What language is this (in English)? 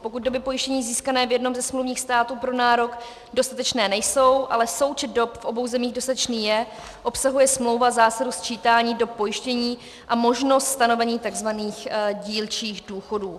Czech